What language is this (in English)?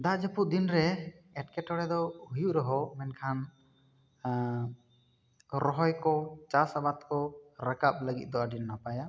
Santali